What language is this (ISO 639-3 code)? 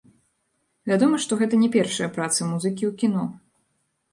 bel